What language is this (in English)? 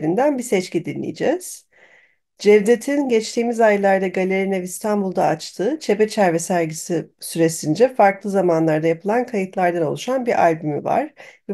Turkish